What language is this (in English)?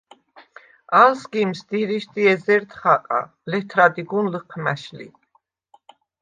Svan